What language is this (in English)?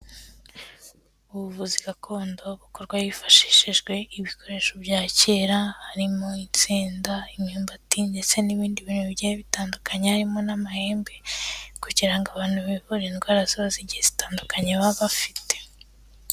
Kinyarwanda